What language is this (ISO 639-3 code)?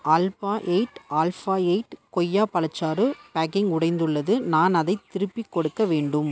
tam